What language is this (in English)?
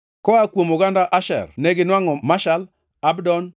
Luo (Kenya and Tanzania)